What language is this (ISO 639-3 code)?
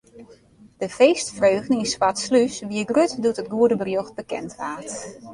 fry